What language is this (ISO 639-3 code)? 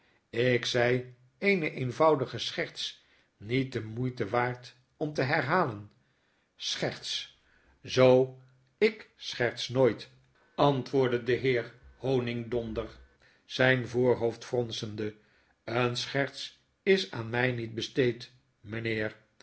nld